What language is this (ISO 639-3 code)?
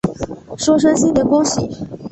zho